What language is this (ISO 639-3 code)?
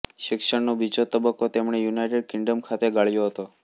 guj